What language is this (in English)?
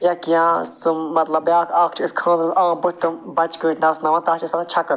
Kashmiri